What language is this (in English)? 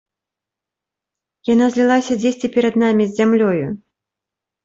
Belarusian